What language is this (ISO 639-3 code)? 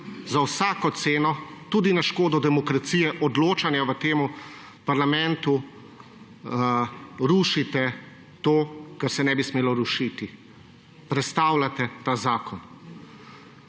slv